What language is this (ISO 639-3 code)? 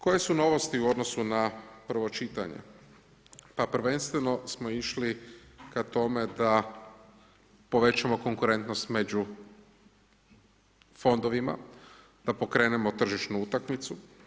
hrv